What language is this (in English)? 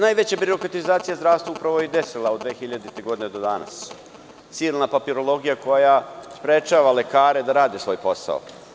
Serbian